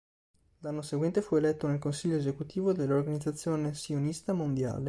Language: Italian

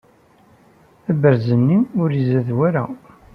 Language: Kabyle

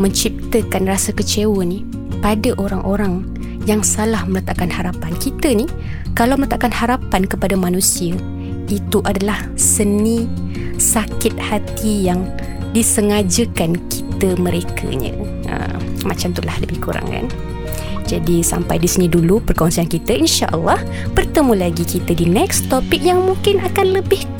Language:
Malay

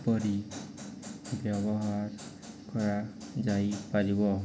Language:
Odia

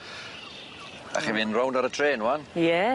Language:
Welsh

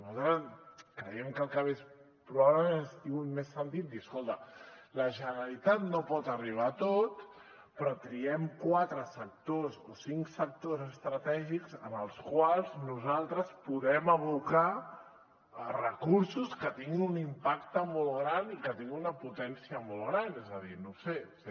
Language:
Catalan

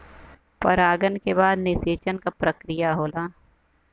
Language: Bhojpuri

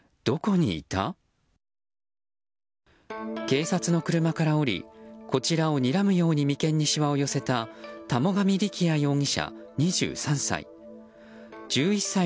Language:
Japanese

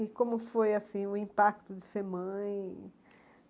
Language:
Portuguese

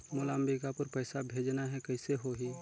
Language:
Chhattisgarhi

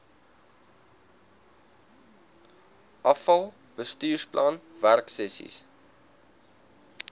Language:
Afrikaans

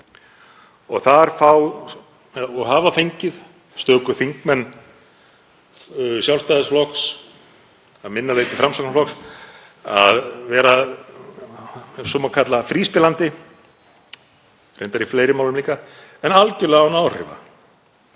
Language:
Icelandic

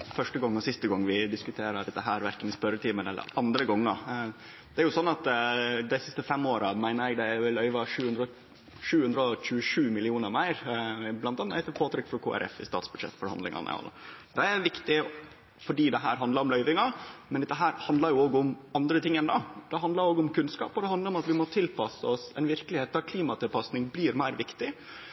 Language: Norwegian Nynorsk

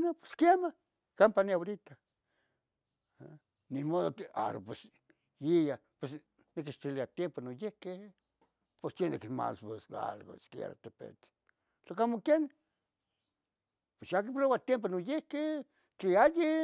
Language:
Tetelcingo Nahuatl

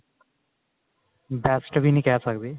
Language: Punjabi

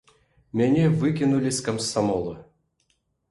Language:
Belarusian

